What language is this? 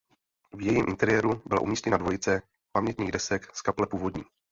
Czech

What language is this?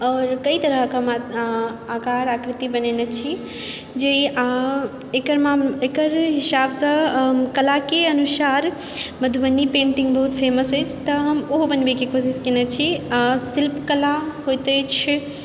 Maithili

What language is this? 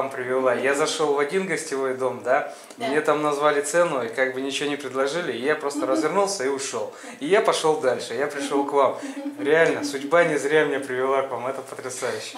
Russian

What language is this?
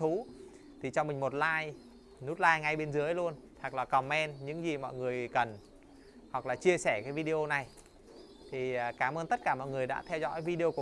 Vietnamese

